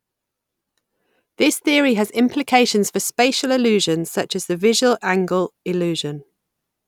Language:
English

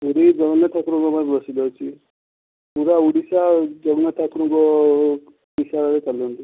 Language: Odia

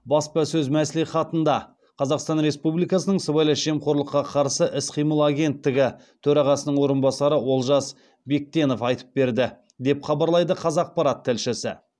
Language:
Kazakh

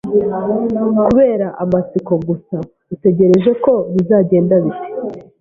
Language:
Kinyarwanda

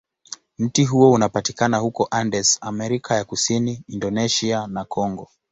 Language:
Swahili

